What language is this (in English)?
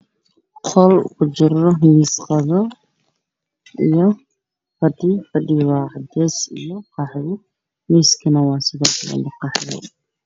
Somali